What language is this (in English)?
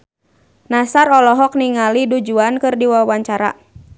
Sundanese